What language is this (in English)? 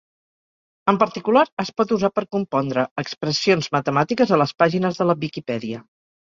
Catalan